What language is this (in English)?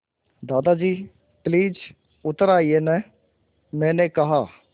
Hindi